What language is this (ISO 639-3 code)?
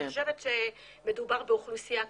heb